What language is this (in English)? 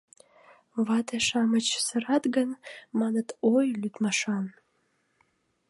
Mari